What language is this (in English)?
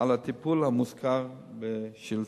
Hebrew